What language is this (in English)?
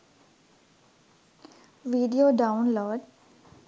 Sinhala